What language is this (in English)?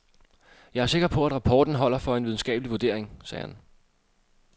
Danish